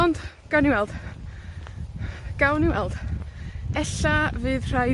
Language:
Welsh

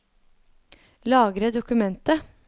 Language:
Norwegian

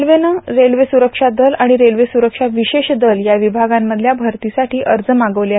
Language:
Marathi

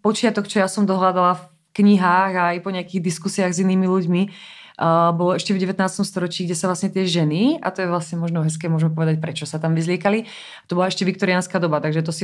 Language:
Czech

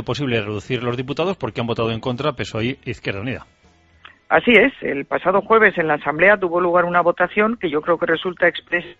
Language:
Spanish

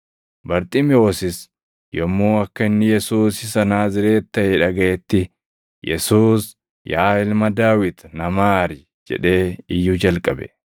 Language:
Oromo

